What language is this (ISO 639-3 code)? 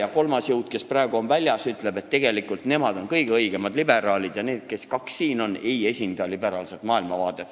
est